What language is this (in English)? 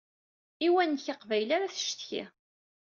Kabyle